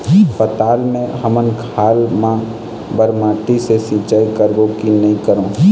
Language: Chhattisgarhi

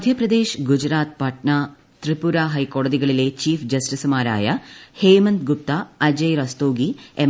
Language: Malayalam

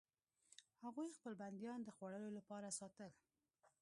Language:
Pashto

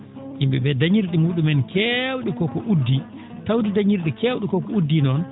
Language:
Fula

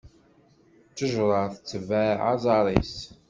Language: Kabyle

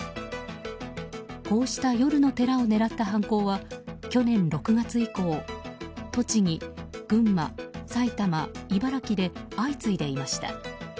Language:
Japanese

